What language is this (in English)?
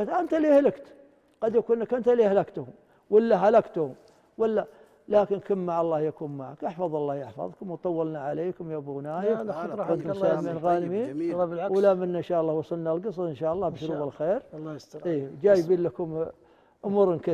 Arabic